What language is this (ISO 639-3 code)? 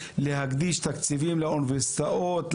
heb